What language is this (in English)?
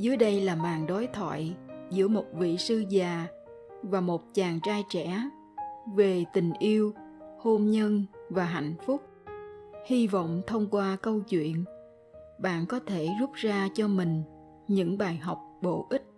Vietnamese